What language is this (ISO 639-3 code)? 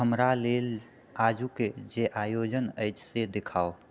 mai